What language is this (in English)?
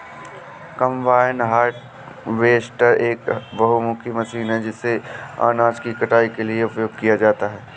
Hindi